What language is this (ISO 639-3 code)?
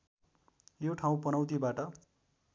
nep